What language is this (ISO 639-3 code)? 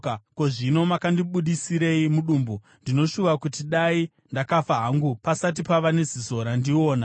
sna